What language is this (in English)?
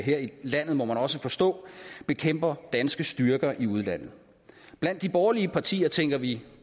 Danish